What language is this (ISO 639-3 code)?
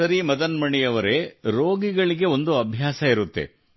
kan